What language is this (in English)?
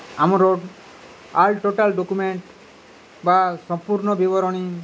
Odia